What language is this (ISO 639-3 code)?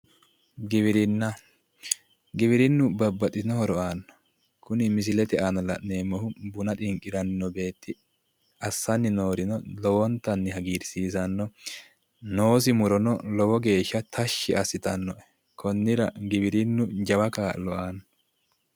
sid